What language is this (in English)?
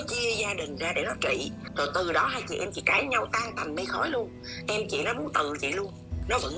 Vietnamese